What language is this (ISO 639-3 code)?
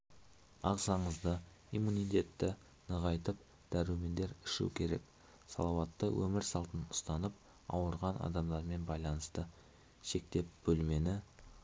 kaz